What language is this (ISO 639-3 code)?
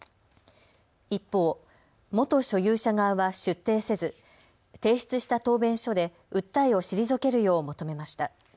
jpn